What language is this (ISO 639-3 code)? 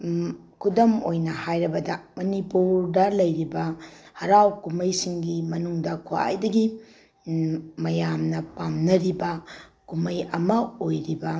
mni